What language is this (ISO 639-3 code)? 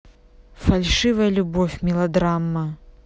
rus